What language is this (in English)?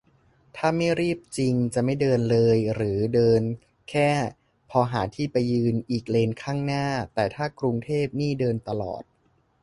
Thai